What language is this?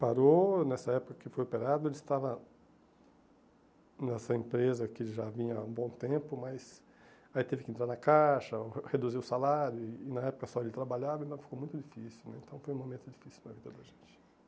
Portuguese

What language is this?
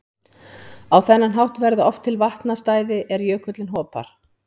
Icelandic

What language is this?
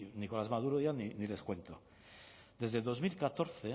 Spanish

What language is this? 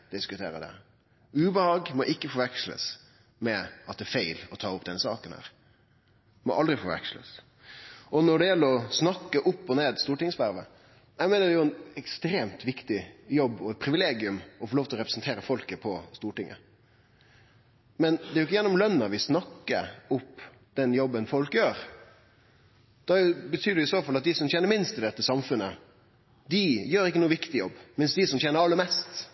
Norwegian Nynorsk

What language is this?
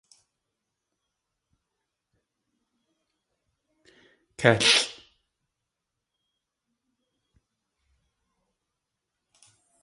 Tlingit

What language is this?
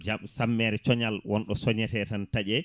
Fula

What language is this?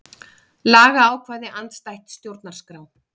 Icelandic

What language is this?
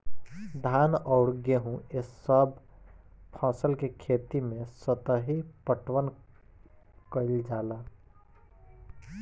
Bhojpuri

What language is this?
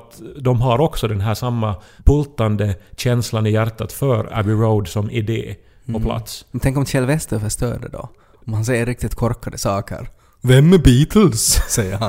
Swedish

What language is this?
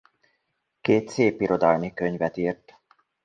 Hungarian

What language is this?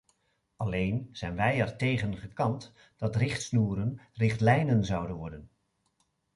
Dutch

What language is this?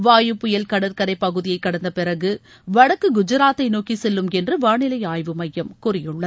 Tamil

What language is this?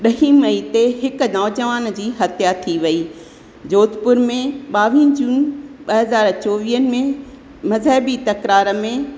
Sindhi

